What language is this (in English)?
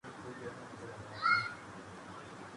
Urdu